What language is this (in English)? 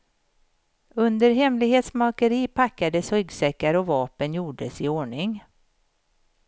Swedish